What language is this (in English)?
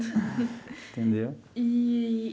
Portuguese